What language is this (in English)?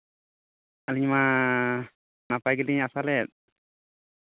Santali